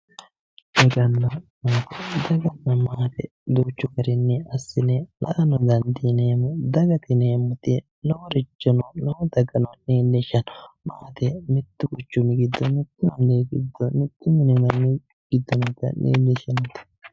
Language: Sidamo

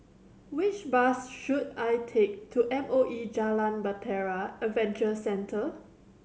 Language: English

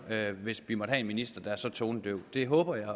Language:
Danish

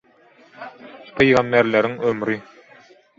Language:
Turkmen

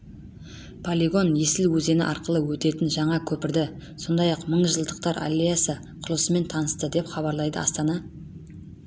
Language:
Kazakh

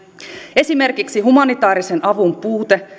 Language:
Finnish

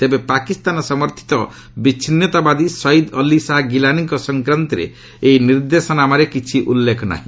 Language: Odia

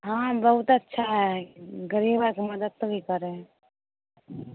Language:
Maithili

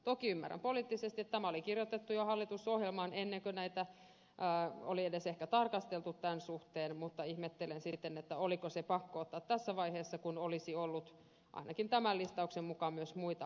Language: Finnish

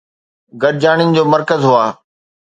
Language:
Sindhi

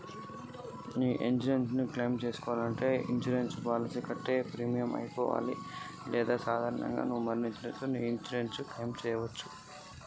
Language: Telugu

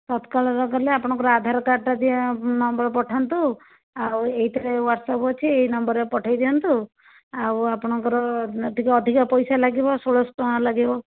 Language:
Odia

